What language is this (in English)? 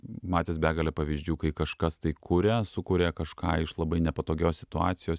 Lithuanian